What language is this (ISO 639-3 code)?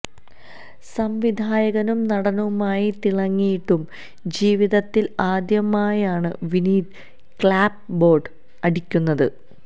mal